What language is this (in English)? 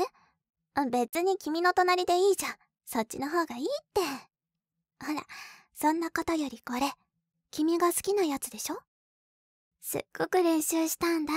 Japanese